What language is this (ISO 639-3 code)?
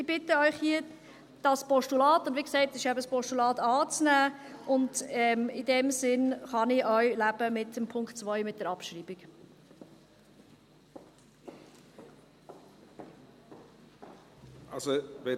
gsw